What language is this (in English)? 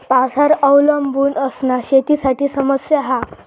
Marathi